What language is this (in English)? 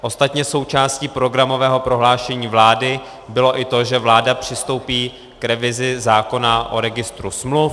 Czech